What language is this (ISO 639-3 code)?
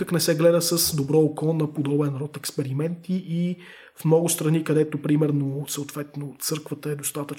bul